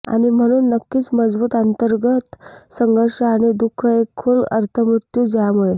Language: Marathi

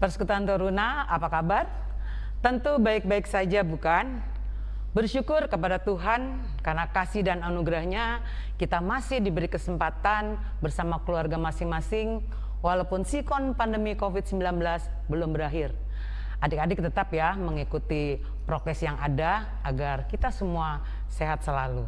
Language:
Indonesian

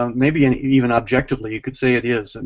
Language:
English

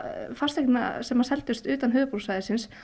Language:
Icelandic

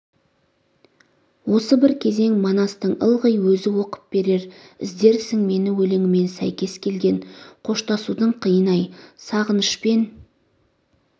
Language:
Kazakh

